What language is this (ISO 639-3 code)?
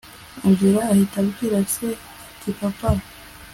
kin